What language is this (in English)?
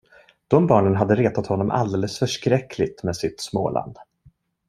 Swedish